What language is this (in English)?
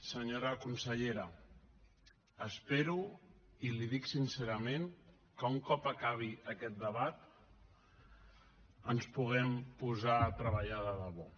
Catalan